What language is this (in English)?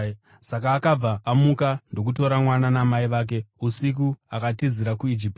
Shona